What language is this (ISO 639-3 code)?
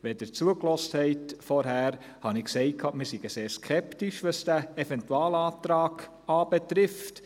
gsw